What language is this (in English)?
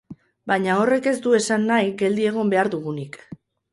Basque